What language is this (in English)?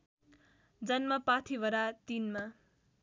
Nepali